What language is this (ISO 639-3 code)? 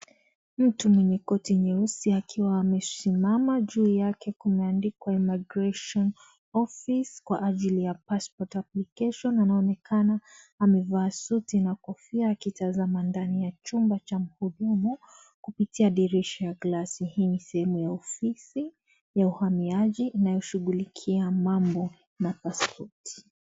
swa